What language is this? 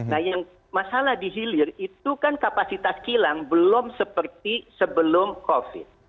Indonesian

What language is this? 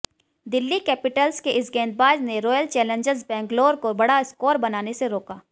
Hindi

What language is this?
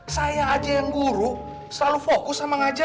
Indonesian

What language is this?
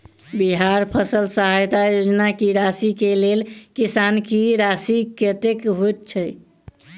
Maithili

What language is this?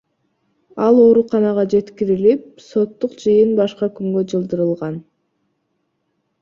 Kyrgyz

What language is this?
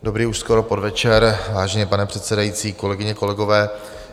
Czech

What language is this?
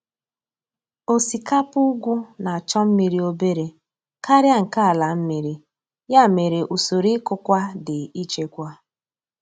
Igbo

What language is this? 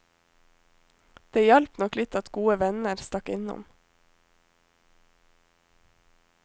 Norwegian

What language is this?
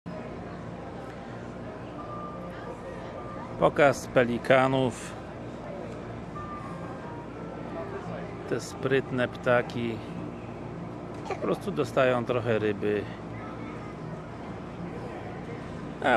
Polish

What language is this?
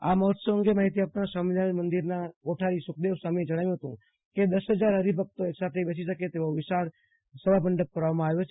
Gujarati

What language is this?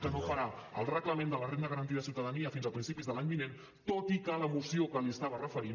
Catalan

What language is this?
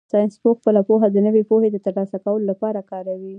Pashto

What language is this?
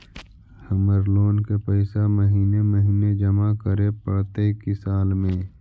Magahi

